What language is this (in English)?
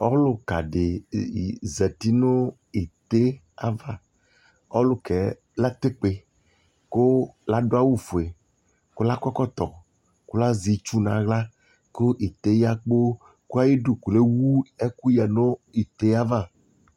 Ikposo